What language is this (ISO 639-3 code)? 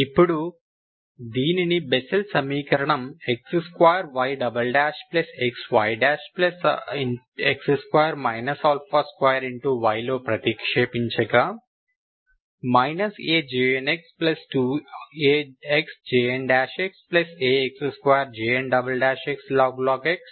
tel